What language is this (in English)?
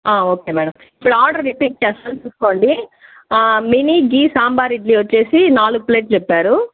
Telugu